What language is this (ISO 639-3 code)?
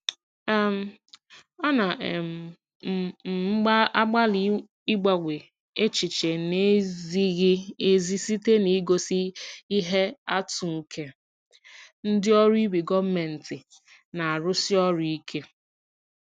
ibo